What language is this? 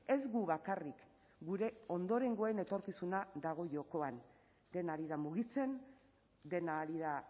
Basque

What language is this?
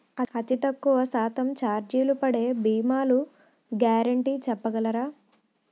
Telugu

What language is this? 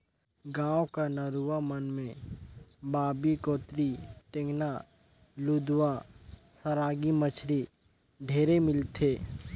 Chhattisgarhi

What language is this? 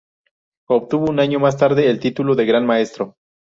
Spanish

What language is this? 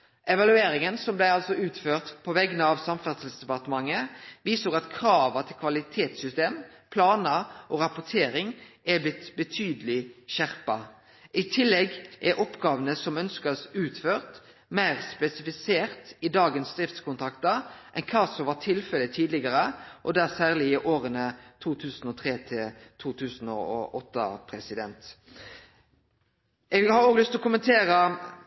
Norwegian Nynorsk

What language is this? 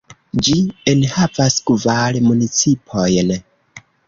Esperanto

